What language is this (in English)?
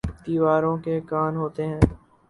Urdu